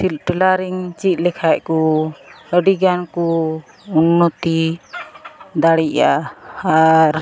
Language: Santali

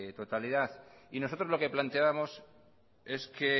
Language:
Spanish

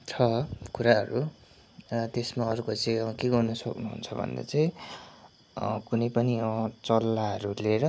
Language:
Nepali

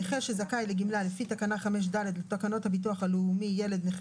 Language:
Hebrew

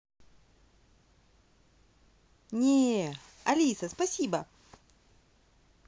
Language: Russian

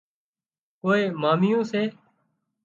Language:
Wadiyara Koli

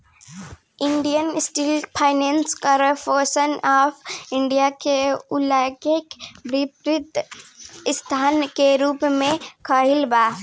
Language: Bhojpuri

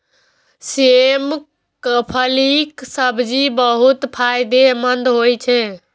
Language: Maithili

